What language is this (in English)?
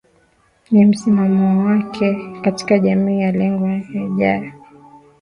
Swahili